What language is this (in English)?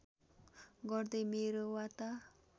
Nepali